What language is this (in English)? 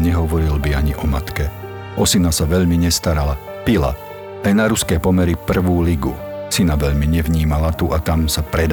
Slovak